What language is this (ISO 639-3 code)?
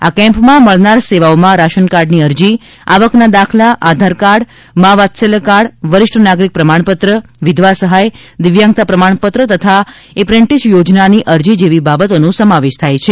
guj